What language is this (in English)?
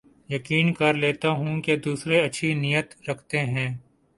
Urdu